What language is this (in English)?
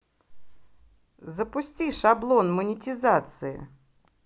Russian